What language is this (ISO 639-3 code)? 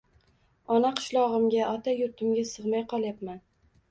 uzb